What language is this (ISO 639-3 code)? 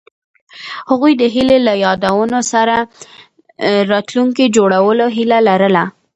pus